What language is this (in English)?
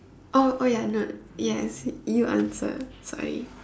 English